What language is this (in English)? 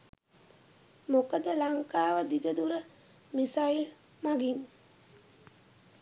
Sinhala